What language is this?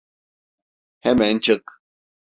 Turkish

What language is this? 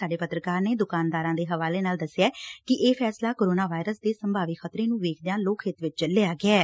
Punjabi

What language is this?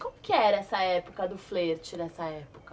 Portuguese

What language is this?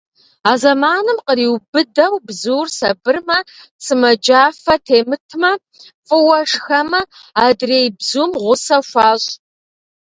Kabardian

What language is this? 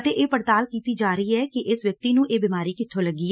Punjabi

